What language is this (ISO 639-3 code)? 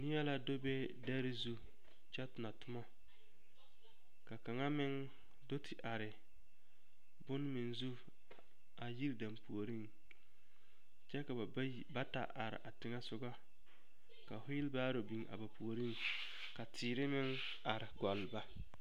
dga